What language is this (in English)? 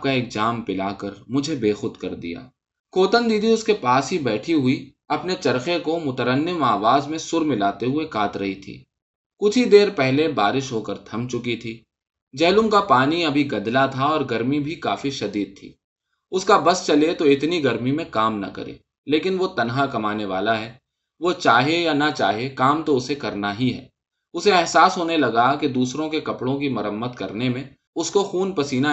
Urdu